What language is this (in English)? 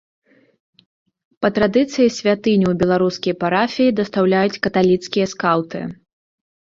Belarusian